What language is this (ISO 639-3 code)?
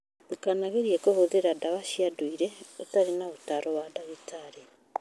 kik